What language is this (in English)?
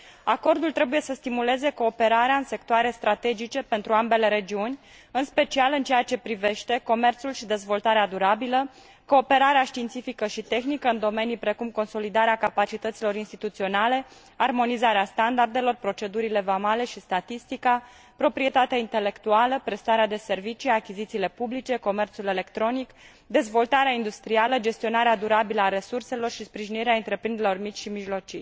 Romanian